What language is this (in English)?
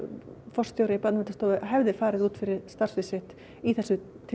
Icelandic